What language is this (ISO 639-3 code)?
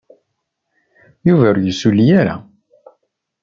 kab